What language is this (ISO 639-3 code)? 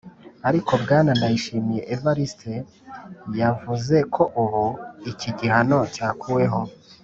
kin